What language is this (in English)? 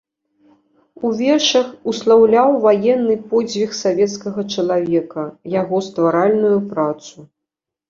Belarusian